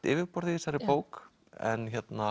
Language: Icelandic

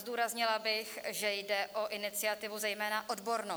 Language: Czech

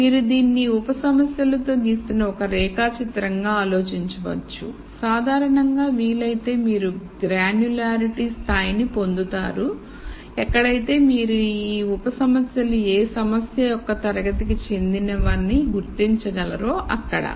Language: Telugu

